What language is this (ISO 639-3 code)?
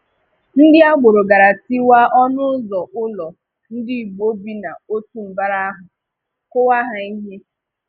ibo